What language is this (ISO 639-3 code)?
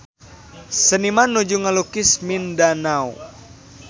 sun